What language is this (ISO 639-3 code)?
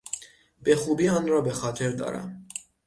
fas